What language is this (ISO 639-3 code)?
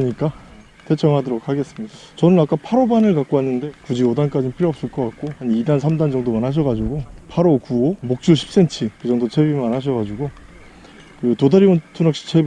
kor